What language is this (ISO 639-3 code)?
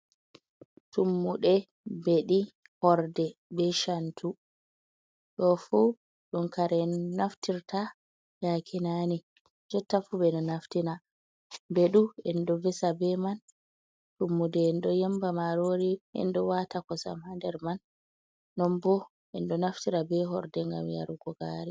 ful